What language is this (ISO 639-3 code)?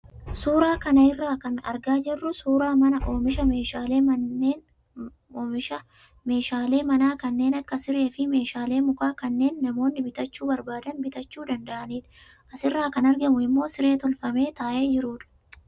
orm